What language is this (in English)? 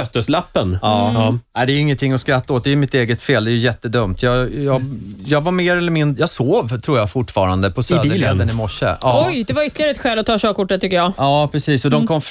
Swedish